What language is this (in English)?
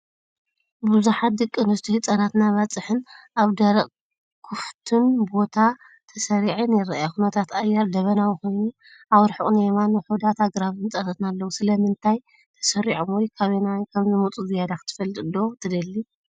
Tigrinya